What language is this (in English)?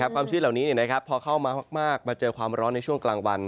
Thai